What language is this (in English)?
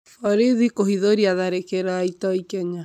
Kikuyu